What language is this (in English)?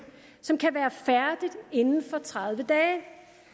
Danish